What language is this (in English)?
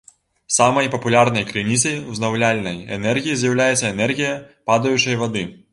Belarusian